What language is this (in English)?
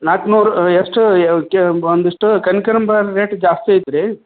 Kannada